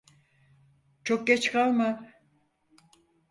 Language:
Turkish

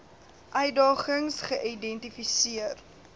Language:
Afrikaans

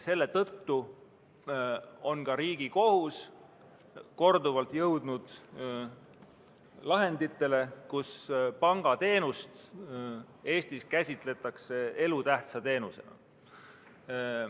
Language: Estonian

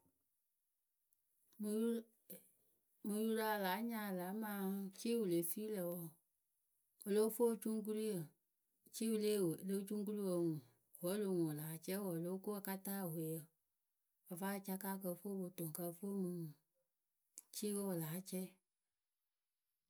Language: Akebu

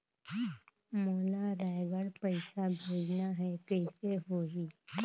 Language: Chhattisgarhi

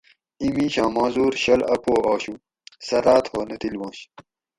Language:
Gawri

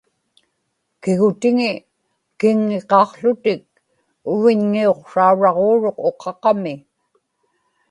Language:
Inupiaq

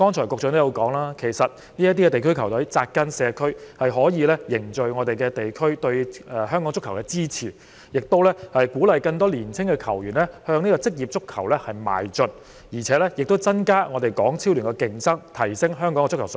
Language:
Cantonese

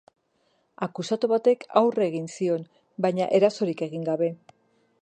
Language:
Basque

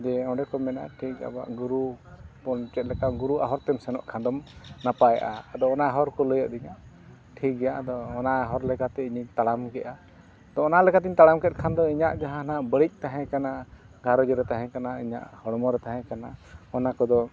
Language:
Santali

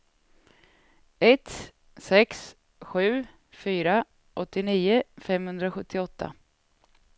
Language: Swedish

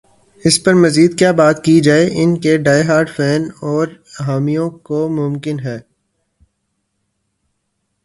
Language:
Urdu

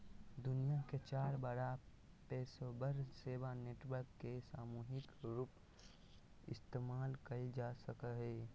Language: Magahi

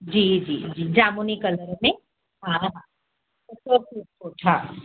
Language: Sindhi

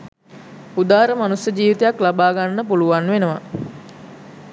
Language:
Sinhala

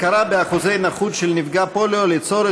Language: Hebrew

